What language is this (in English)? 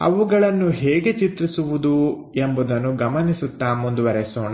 Kannada